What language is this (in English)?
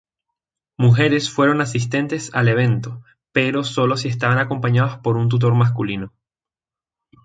Spanish